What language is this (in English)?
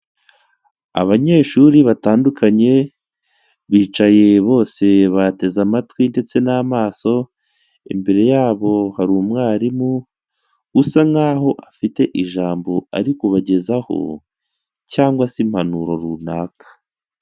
Kinyarwanda